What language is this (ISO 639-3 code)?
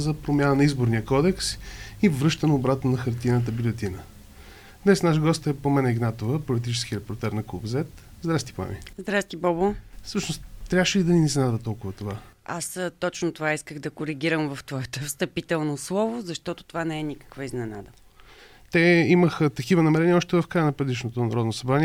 bul